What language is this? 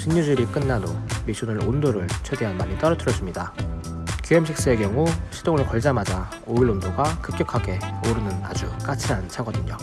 Korean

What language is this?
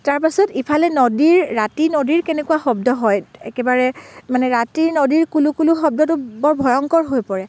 Assamese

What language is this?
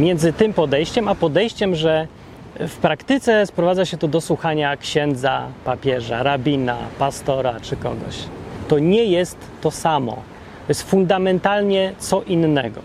Polish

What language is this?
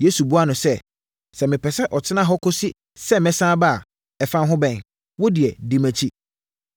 Akan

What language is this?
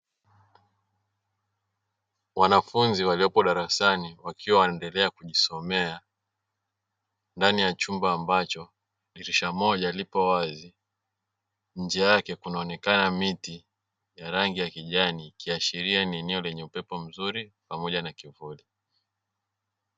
Swahili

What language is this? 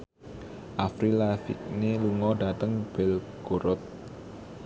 Javanese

